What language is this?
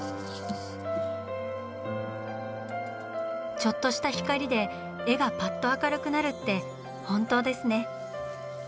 Japanese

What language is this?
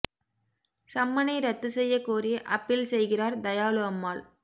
Tamil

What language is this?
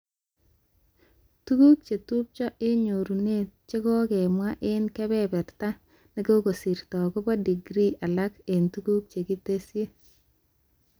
Kalenjin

